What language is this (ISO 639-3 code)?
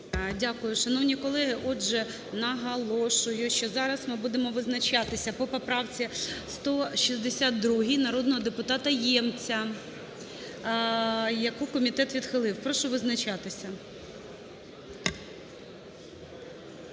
ukr